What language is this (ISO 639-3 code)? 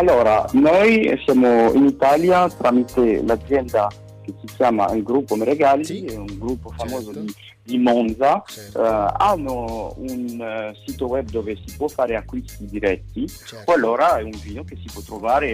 ita